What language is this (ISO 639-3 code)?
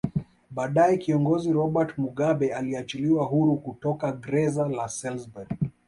swa